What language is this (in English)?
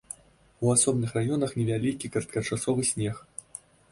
Belarusian